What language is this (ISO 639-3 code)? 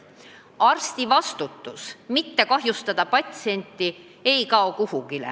est